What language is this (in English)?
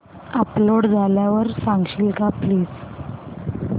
Marathi